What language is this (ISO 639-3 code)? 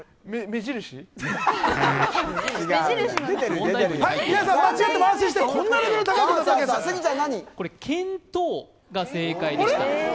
jpn